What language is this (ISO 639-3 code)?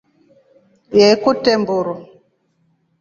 rof